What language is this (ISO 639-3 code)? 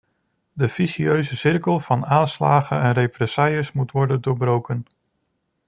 nld